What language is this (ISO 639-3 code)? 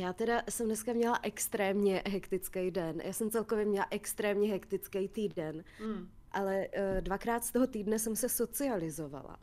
ces